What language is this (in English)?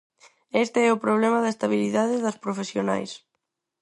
Galician